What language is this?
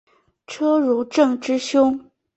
Chinese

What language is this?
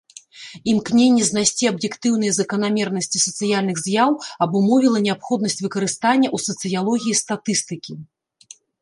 Belarusian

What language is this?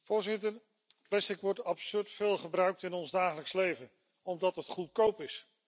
Dutch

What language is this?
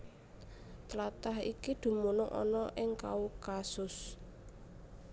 Javanese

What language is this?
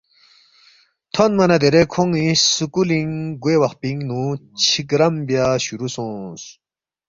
Balti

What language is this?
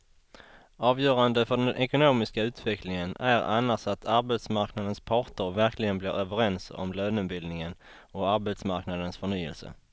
Swedish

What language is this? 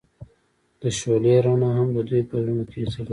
Pashto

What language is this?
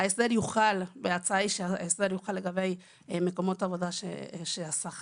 Hebrew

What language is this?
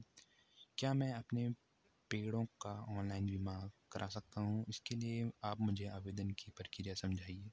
Hindi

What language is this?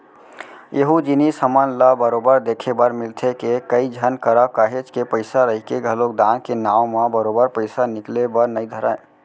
Chhattisgarhi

